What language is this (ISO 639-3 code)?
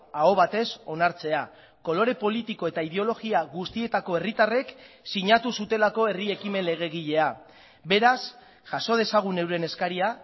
eus